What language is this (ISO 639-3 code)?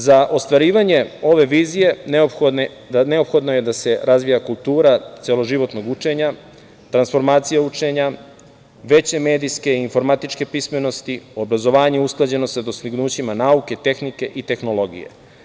srp